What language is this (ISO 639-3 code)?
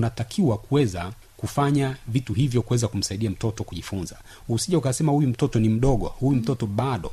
swa